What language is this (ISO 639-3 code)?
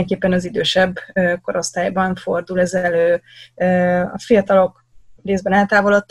hun